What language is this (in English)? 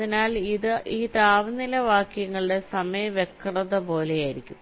Malayalam